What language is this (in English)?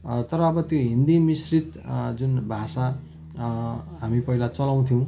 Nepali